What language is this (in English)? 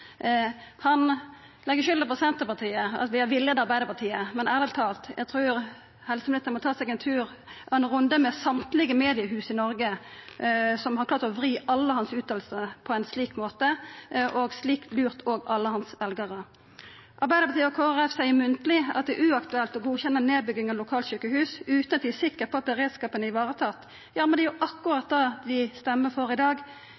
Norwegian Nynorsk